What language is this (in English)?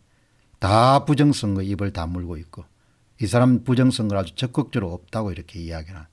Korean